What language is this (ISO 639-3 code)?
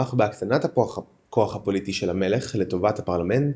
heb